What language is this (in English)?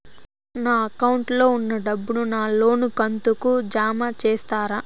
Telugu